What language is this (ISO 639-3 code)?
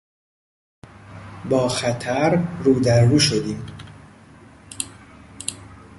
fas